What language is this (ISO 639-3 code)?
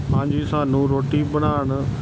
pan